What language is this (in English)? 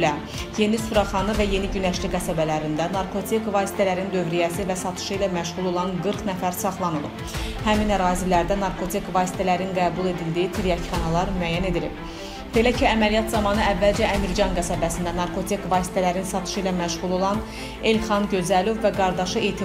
Turkish